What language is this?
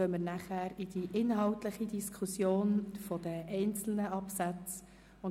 Swiss German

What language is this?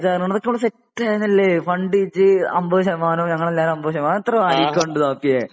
Malayalam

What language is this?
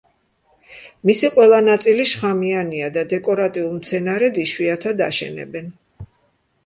Georgian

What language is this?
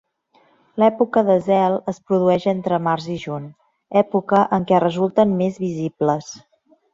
Catalan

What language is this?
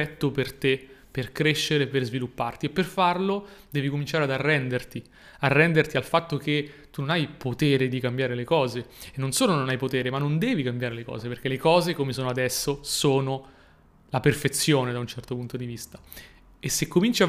Italian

